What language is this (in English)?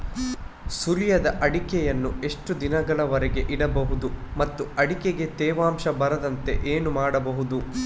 Kannada